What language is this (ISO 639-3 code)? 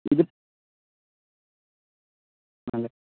mal